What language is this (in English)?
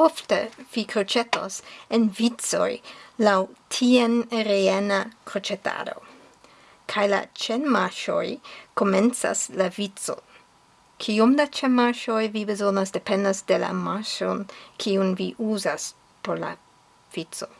Esperanto